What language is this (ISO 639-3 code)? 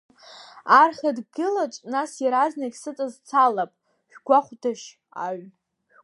abk